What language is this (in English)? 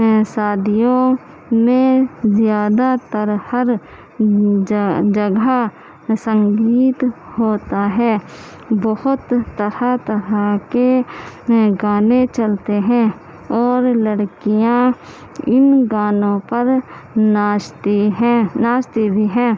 Urdu